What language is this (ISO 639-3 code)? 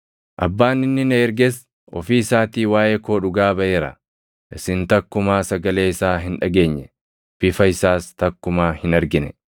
orm